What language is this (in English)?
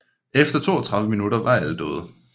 Danish